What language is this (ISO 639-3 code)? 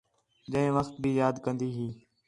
xhe